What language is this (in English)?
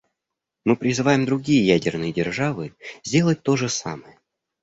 Russian